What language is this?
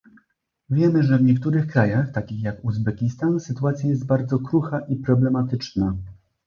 Polish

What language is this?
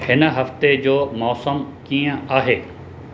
Sindhi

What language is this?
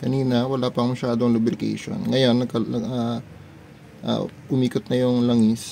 Filipino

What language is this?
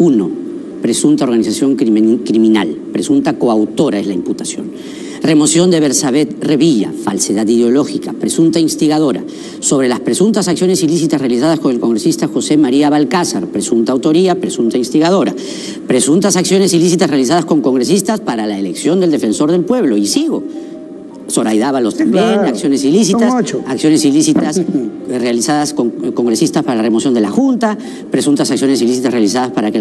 Spanish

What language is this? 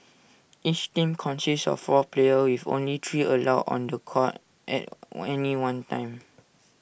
English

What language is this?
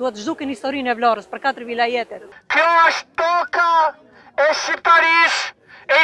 Romanian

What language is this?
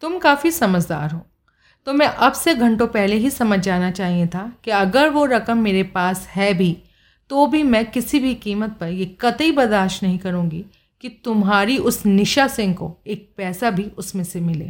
Hindi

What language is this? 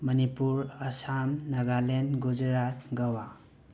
Manipuri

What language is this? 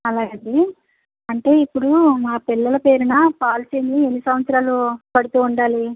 Telugu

